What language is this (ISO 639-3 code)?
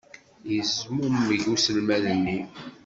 kab